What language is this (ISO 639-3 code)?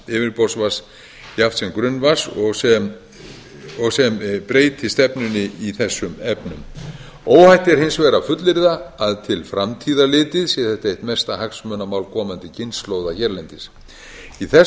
isl